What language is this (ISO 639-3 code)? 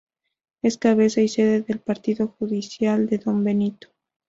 spa